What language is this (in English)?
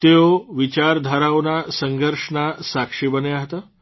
Gujarati